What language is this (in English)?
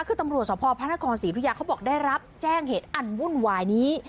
Thai